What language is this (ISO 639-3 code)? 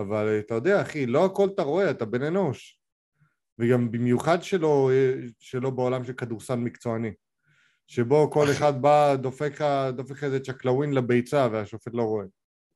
heb